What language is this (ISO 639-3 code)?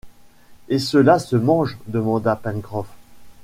fra